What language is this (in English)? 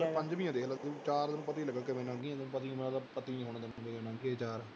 Punjabi